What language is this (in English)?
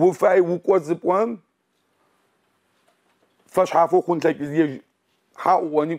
Arabic